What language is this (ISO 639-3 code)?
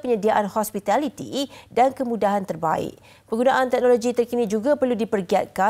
msa